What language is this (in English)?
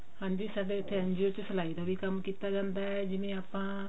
Punjabi